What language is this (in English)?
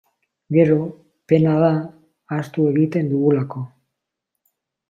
Basque